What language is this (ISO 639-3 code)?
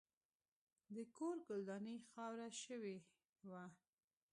pus